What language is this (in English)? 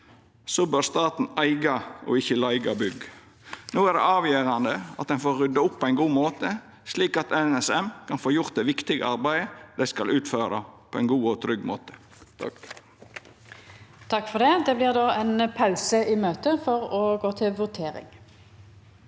Norwegian